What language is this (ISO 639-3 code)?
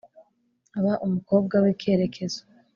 kin